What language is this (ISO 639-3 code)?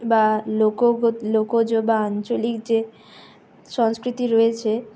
ben